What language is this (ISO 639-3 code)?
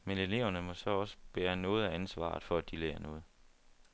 dan